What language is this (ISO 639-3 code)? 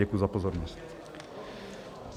ces